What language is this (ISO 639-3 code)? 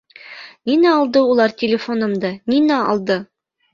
bak